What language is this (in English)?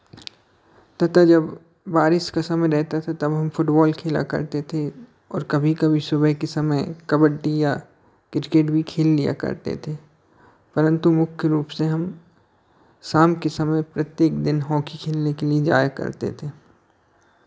Hindi